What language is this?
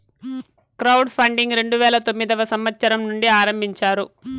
Telugu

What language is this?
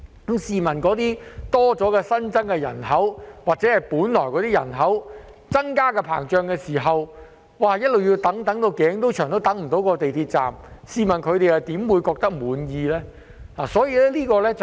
Cantonese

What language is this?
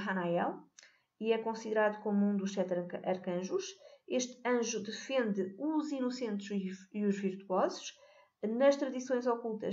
Portuguese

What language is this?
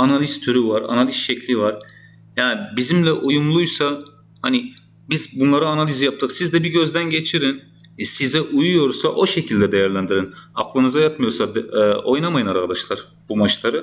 Turkish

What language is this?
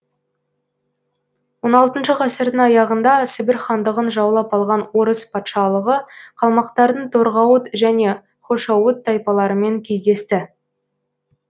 Kazakh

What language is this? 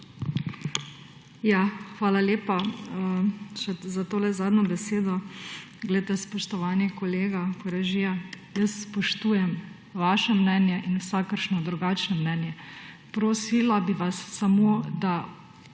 Slovenian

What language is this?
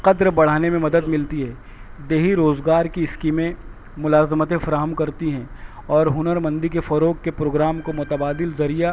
Urdu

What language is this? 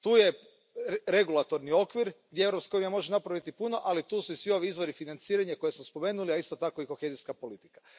Croatian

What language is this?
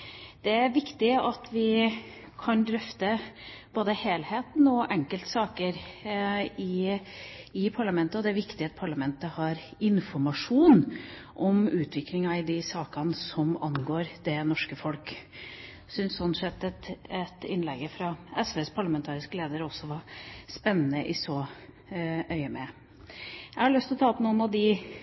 Norwegian Bokmål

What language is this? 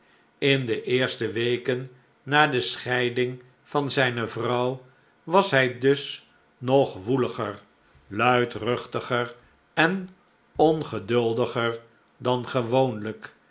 Dutch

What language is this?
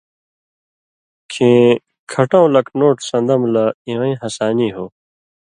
Indus Kohistani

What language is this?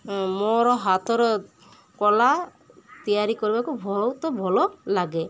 Odia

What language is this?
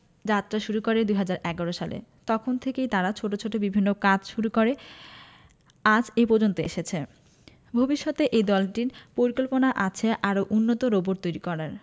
Bangla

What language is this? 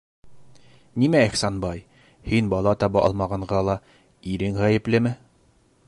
Bashkir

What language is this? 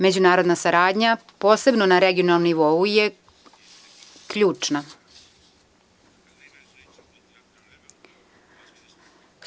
Serbian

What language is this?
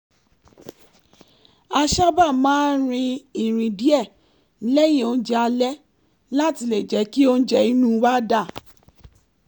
Yoruba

